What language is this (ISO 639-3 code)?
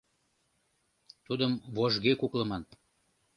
chm